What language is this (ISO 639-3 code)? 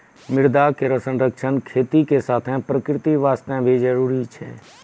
mai